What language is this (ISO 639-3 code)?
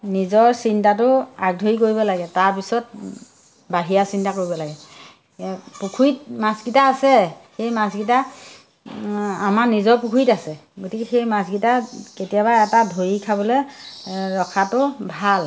asm